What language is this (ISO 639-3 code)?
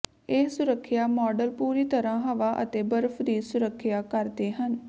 pan